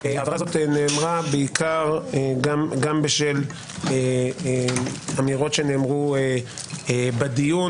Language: Hebrew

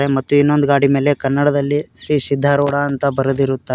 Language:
Kannada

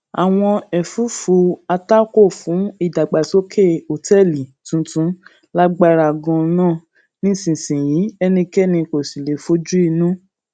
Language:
Yoruba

